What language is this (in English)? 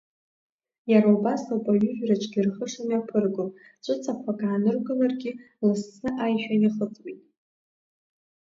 Abkhazian